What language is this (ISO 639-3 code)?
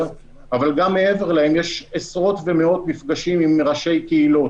heb